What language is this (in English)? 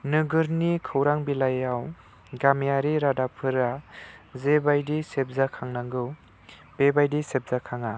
Bodo